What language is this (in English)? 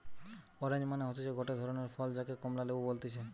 Bangla